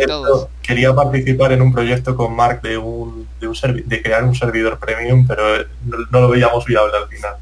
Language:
Spanish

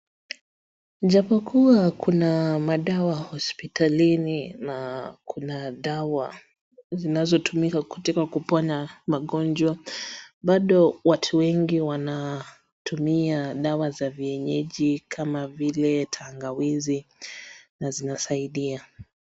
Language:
Swahili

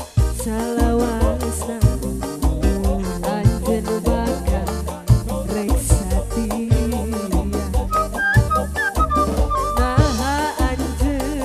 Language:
Indonesian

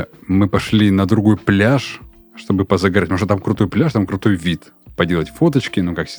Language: Russian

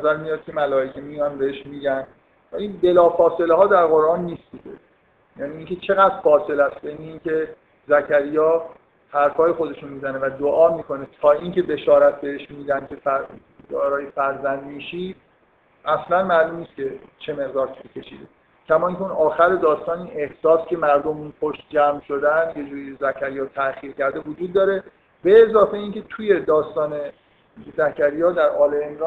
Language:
Persian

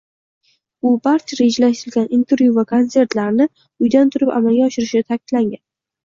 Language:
Uzbek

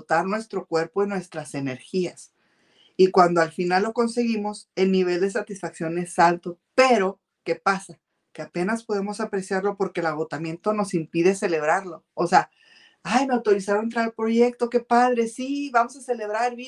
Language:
Spanish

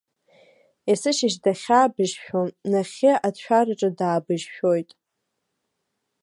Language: Abkhazian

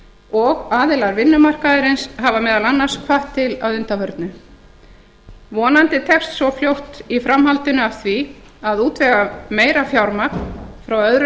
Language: Icelandic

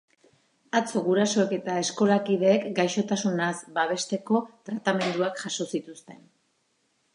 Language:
Basque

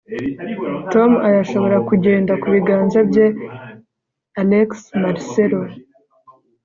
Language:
Kinyarwanda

